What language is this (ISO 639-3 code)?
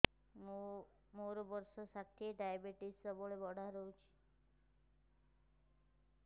ori